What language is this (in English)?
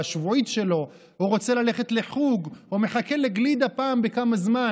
Hebrew